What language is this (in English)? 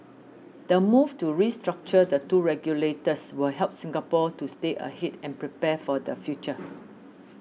English